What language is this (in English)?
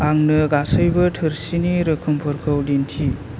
Bodo